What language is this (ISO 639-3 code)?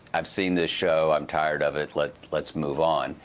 eng